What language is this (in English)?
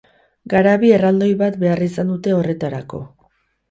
Basque